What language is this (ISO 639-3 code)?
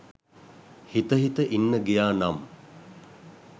sin